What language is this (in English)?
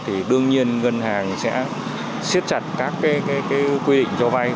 Vietnamese